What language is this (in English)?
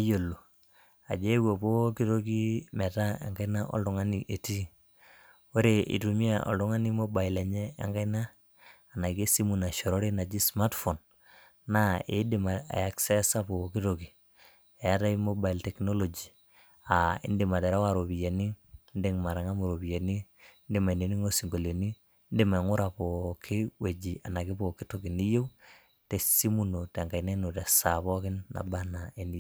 Masai